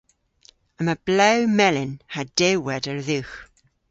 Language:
Cornish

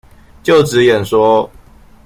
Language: Chinese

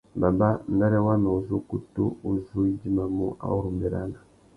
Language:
Tuki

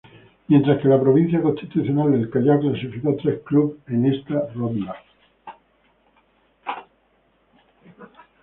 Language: Spanish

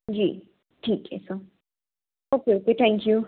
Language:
Hindi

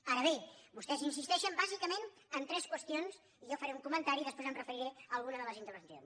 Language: Catalan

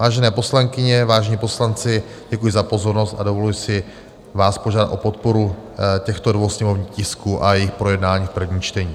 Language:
Czech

